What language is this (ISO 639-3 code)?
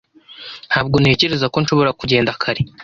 kin